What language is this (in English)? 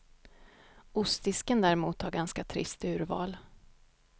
Swedish